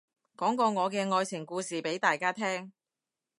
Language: Cantonese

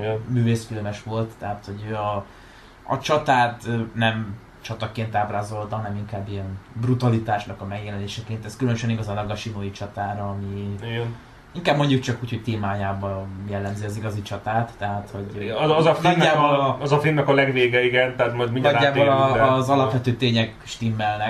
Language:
Hungarian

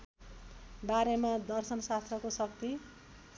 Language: Nepali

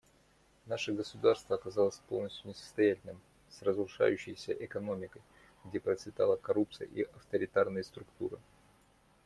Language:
Russian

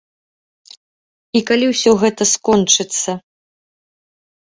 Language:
Belarusian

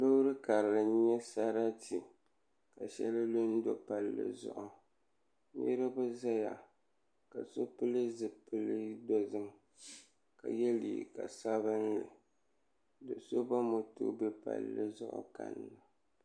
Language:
Dagbani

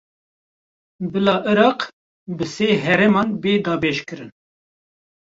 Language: Kurdish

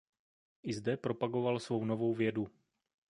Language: Czech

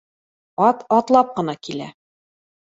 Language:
Bashkir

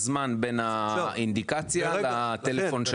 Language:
Hebrew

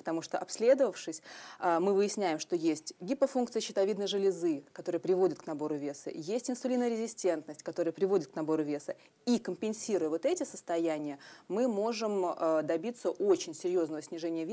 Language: Russian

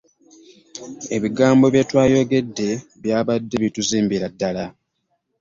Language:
Ganda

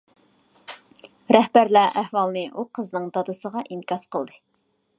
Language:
Uyghur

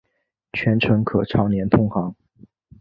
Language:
Chinese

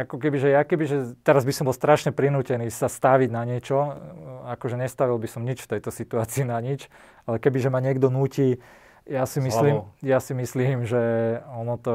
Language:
Slovak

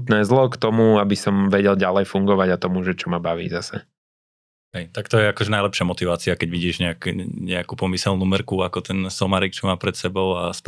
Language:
Slovak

